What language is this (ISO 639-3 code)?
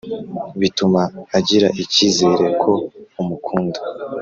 kin